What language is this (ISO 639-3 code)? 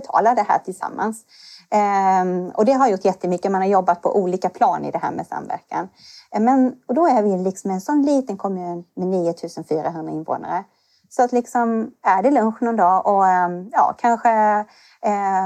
swe